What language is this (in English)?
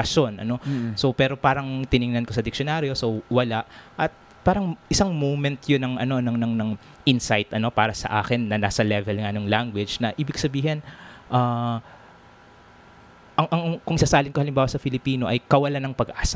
Filipino